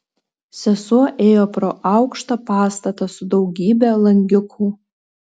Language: Lithuanian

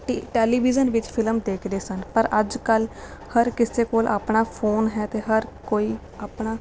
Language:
Punjabi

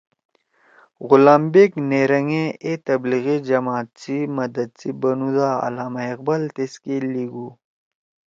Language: Torwali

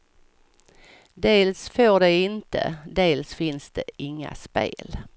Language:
Swedish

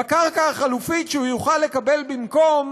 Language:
Hebrew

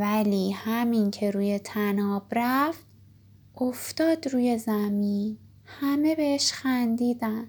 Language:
Persian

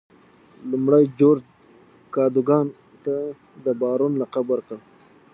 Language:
Pashto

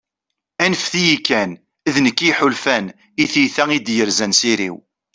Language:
Kabyle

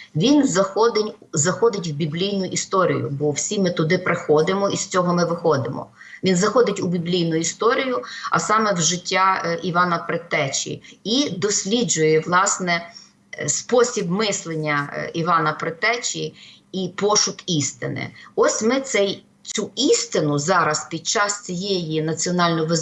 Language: Ukrainian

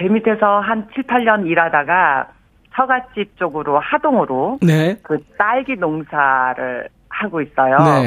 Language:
Korean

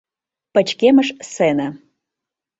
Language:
Mari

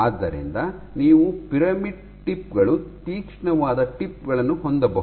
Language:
Kannada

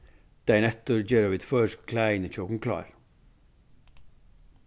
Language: Faroese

